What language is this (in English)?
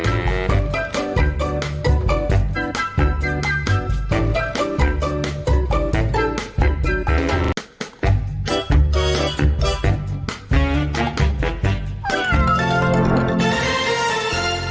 Thai